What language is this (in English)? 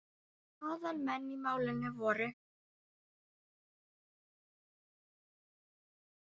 Icelandic